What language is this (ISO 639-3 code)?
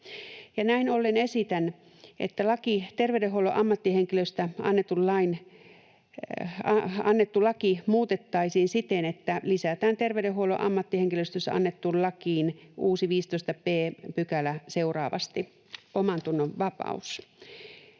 fin